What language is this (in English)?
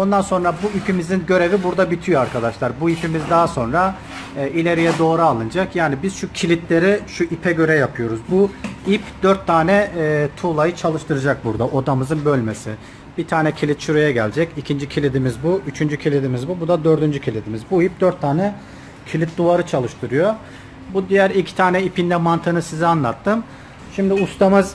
Turkish